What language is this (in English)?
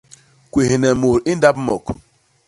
Basaa